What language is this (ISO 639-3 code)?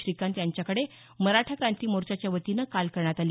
mar